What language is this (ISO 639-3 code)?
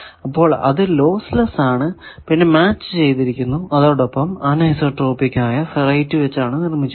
mal